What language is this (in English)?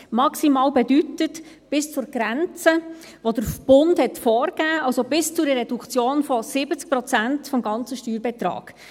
Swiss German